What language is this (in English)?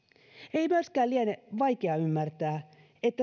Finnish